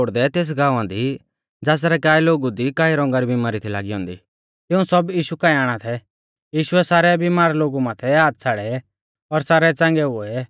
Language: Mahasu Pahari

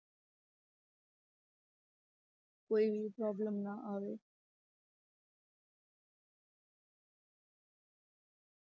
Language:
Punjabi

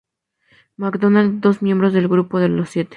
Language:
Spanish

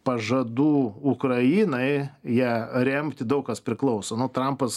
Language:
Lithuanian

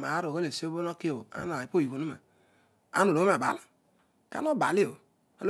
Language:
Odual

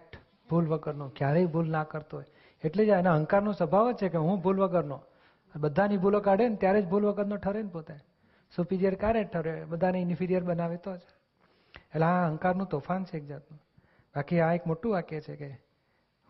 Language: Gujarati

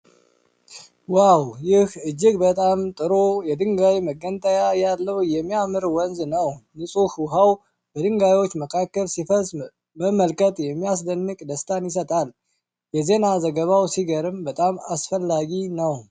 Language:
Amharic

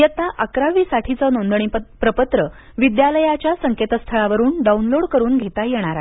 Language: Marathi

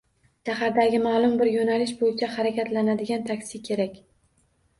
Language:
Uzbek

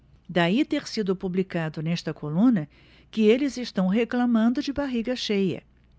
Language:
Portuguese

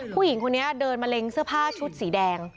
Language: Thai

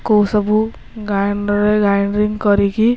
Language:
Odia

